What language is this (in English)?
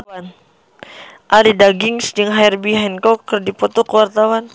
Sundanese